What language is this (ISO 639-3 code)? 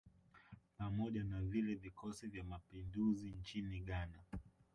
swa